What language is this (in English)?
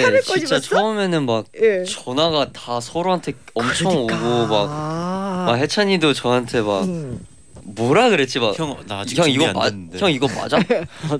Korean